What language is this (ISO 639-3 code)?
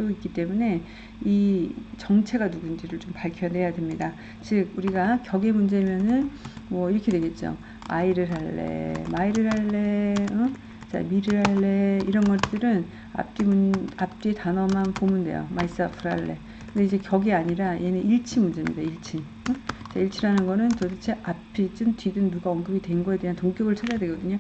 kor